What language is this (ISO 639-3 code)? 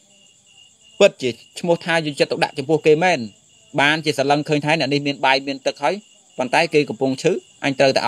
vie